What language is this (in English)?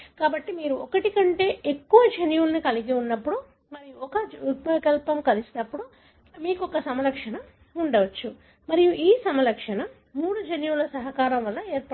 Telugu